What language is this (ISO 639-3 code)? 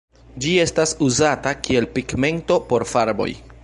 epo